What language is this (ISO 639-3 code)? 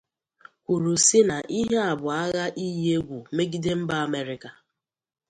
ibo